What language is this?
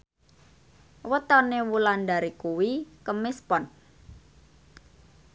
Javanese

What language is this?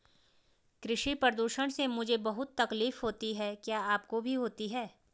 Hindi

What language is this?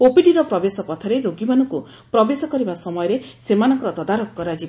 Odia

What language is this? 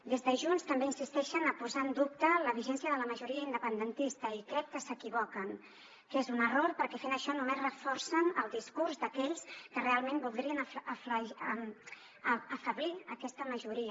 Catalan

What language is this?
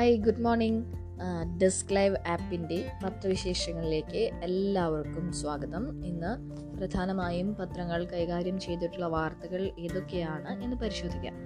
Malayalam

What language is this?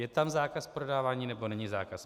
Czech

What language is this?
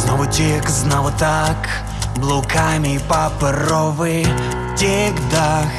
Ukrainian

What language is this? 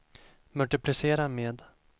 Swedish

